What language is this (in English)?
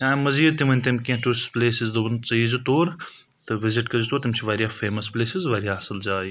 Kashmiri